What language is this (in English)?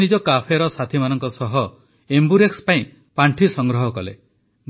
Odia